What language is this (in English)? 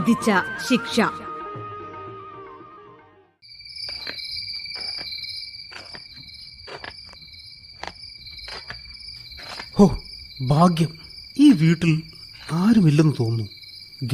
Malayalam